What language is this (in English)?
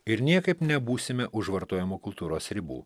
Lithuanian